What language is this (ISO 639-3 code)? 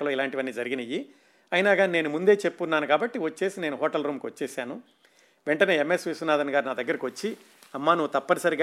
tel